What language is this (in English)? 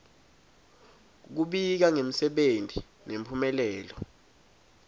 Swati